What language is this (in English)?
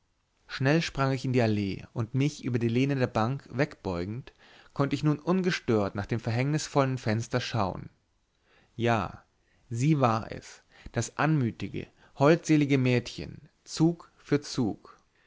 German